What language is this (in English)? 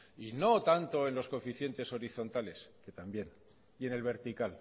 Spanish